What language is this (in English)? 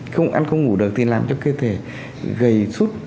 Vietnamese